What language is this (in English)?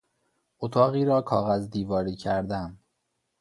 Persian